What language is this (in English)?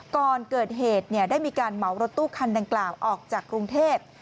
Thai